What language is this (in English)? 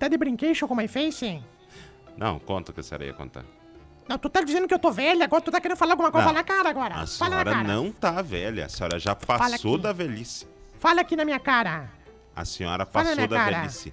Portuguese